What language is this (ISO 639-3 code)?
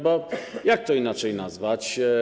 pol